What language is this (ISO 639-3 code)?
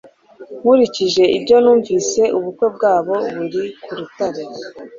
kin